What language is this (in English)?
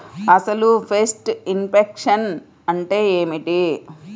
Telugu